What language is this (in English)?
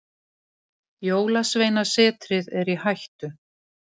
Icelandic